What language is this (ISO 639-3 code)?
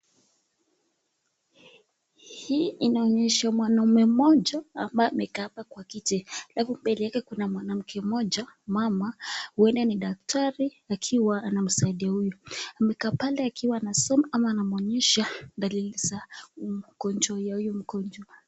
swa